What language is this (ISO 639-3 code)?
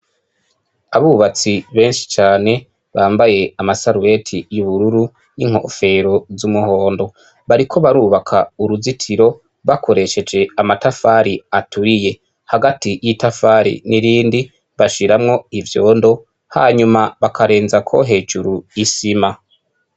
run